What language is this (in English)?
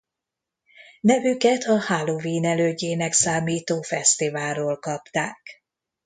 Hungarian